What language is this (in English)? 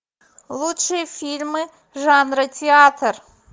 Russian